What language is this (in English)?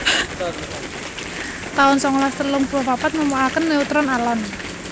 Javanese